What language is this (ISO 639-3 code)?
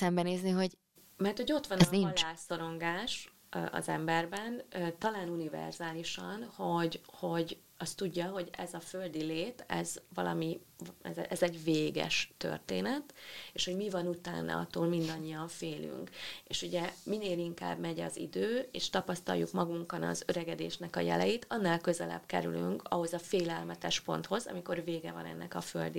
hun